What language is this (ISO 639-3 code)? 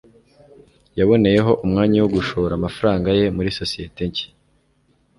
kin